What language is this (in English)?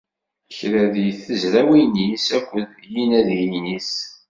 Kabyle